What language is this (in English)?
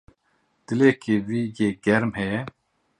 Kurdish